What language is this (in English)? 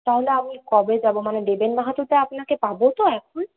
Bangla